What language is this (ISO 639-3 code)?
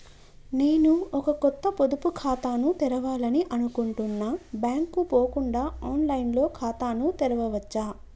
tel